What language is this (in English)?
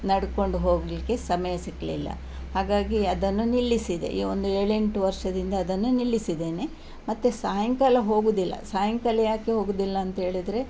Kannada